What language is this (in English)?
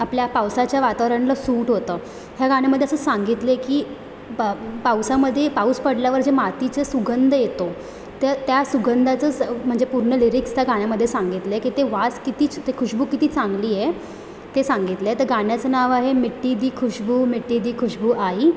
Marathi